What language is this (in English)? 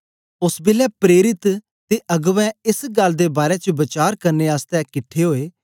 Dogri